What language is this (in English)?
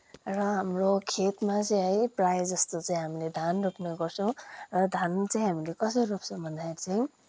Nepali